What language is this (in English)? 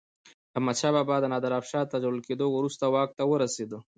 Pashto